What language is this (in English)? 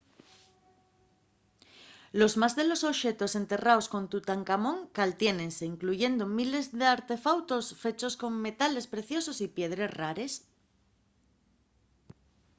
Asturian